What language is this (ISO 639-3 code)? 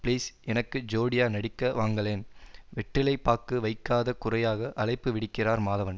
tam